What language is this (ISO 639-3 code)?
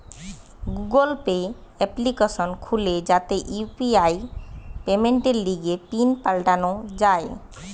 ben